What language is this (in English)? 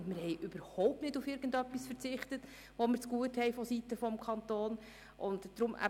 Swiss German